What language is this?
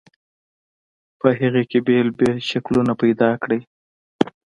Pashto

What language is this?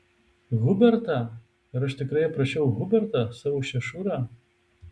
Lithuanian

